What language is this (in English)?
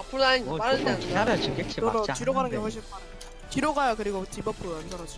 Korean